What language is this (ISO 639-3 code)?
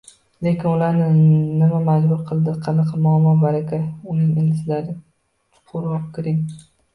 uzb